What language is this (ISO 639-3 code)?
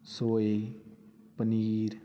pan